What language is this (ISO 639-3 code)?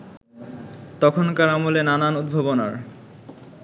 ben